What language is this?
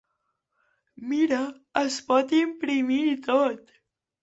Catalan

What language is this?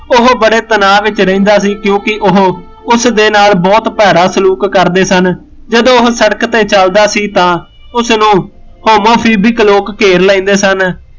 Punjabi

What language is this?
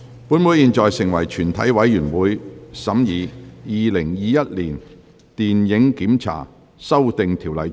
Cantonese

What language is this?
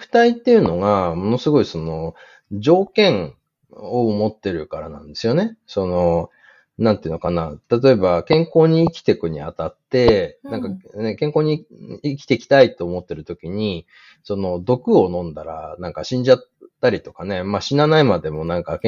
Japanese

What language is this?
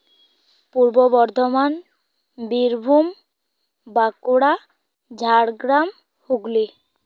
Santali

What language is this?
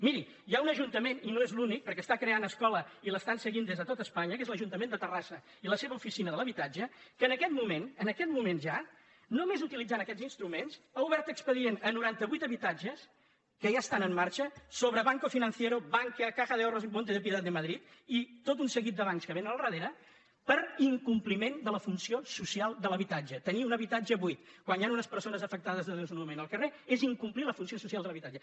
Catalan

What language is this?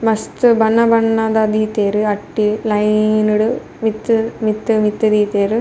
Tulu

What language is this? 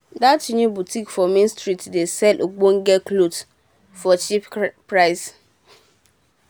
Nigerian Pidgin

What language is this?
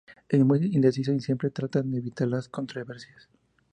Spanish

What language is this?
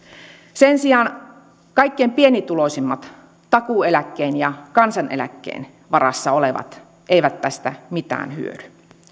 Finnish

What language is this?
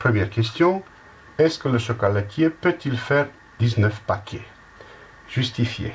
French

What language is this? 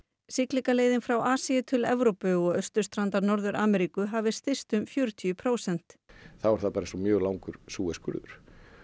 Icelandic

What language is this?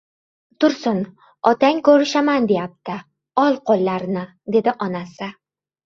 Uzbek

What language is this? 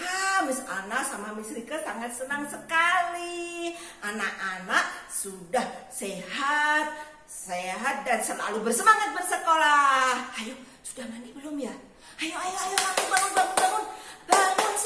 Indonesian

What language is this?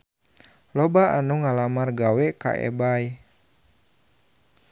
Sundanese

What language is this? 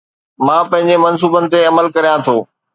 Sindhi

